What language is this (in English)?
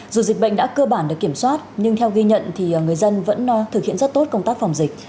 Vietnamese